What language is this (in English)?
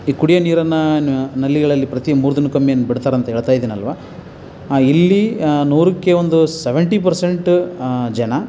Kannada